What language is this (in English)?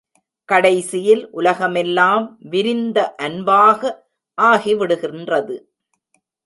Tamil